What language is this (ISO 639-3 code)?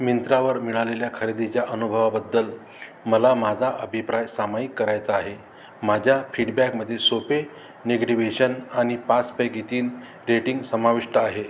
mar